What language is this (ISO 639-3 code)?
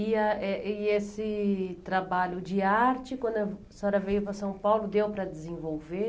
por